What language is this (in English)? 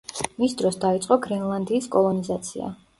Georgian